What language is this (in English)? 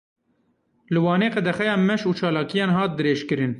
Kurdish